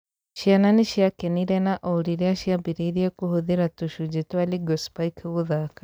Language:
Kikuyu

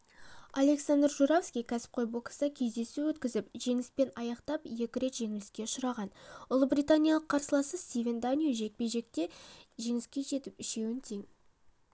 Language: Kazakh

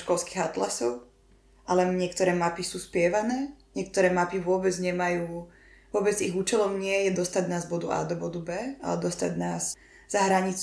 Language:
Slovak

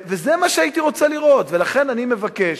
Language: Hebrew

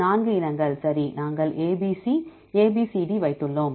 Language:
Tamil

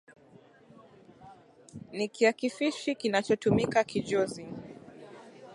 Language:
Swahili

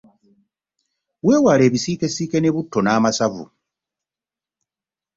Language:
Ganda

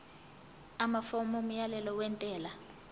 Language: Zulu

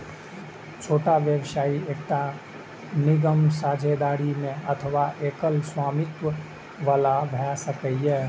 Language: Maithili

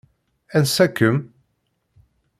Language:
Kabyle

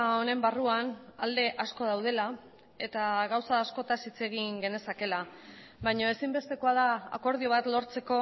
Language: Basque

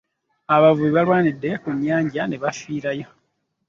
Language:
Ganda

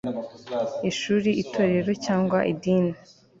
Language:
Kinyarwanda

